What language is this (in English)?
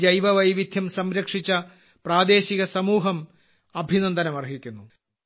Malayalam